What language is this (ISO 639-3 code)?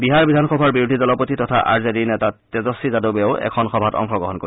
asm